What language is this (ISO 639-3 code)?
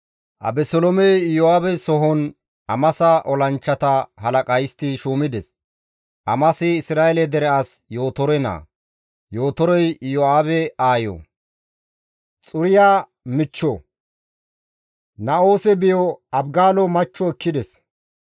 gmv